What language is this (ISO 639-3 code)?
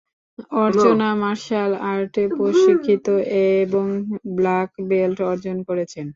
ben